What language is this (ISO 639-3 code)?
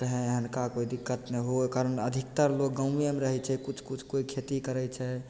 mai